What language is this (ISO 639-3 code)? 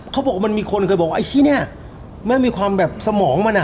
tha